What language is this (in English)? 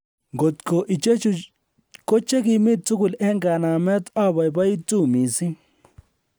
Kalenjin